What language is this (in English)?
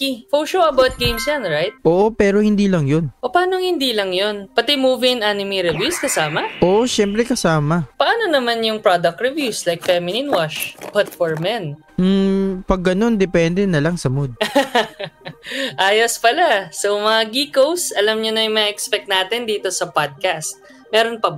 Filipino